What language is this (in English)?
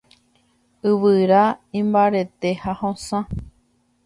Guarani